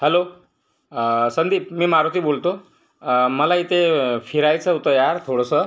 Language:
Marathi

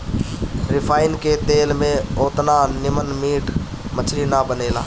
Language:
Bhojpuri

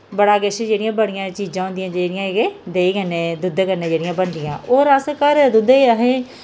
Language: Dogri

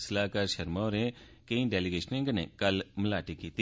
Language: Dogri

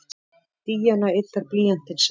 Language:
Icelandic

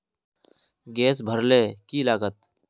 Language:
Magahi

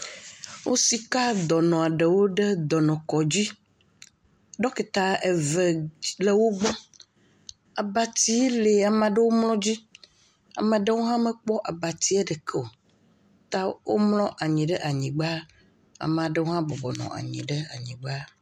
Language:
Ewe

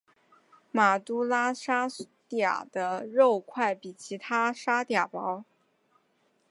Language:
Chinese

